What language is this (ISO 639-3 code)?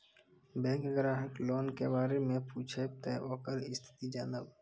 mai